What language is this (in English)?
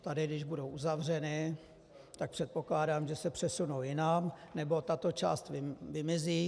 Czech